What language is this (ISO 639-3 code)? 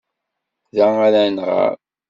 kab